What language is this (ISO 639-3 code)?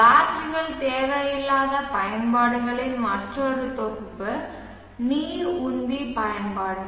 tam